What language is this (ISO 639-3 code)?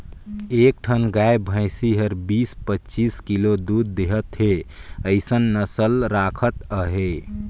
hne